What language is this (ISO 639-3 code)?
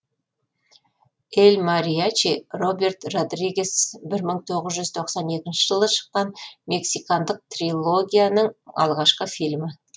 kaz